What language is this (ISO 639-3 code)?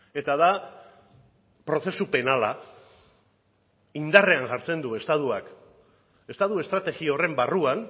eus